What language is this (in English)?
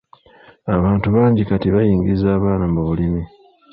Ganda